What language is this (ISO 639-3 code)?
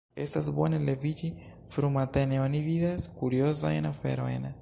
epo